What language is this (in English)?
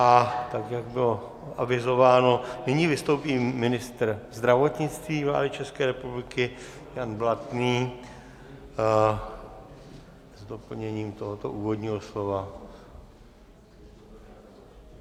Czech